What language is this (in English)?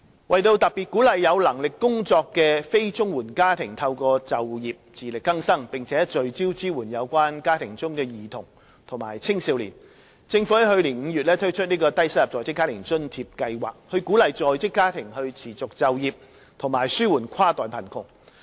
Cantonese